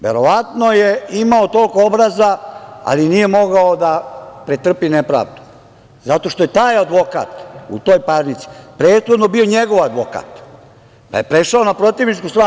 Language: Serbian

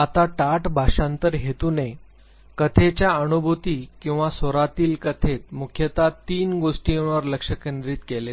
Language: Marathi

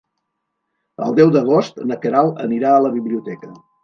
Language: Catalan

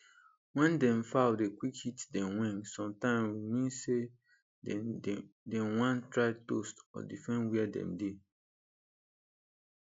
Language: Nigerian Pidgin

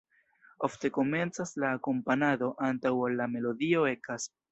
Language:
Esperanto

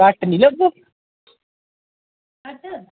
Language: Dogri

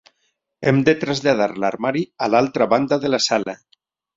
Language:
Catalan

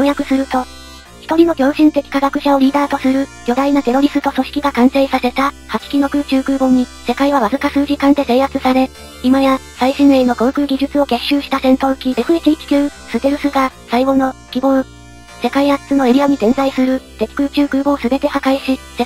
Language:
Japanese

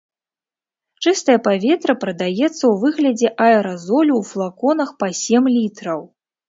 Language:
Belarusian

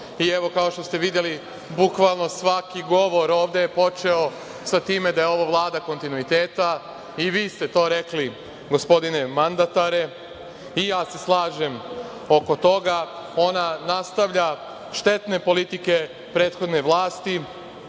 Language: Serbian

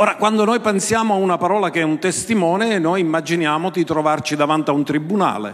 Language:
Italian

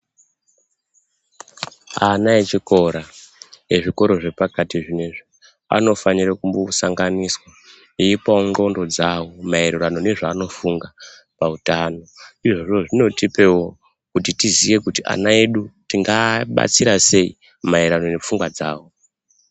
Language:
Ndau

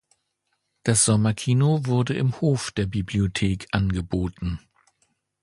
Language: German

